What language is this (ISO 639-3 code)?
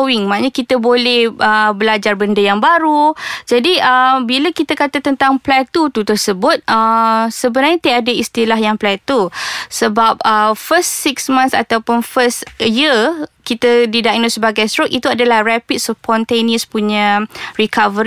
msa